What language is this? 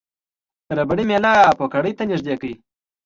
Pashto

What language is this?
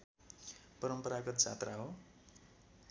Nepali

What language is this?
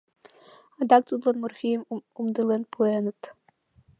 Mari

